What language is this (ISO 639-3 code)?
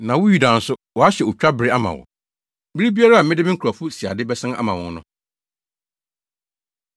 aka